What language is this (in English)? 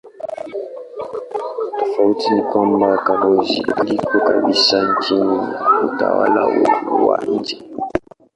Swahili